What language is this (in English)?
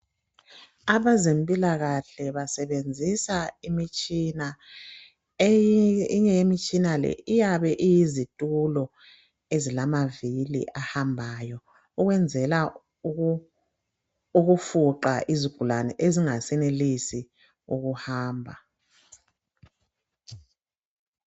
North Ndebele